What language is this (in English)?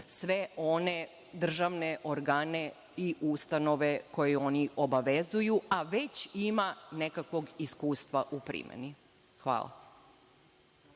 Serbian